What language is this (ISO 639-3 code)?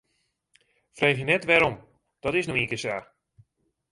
fry